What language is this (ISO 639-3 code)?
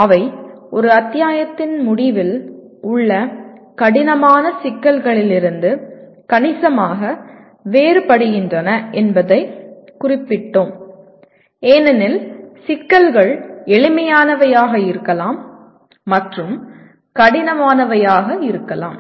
tam